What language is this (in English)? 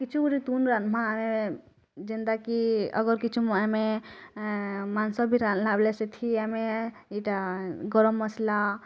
Odia